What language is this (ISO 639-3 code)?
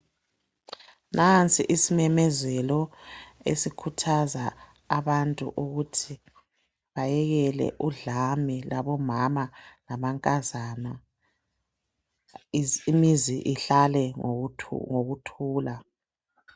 nde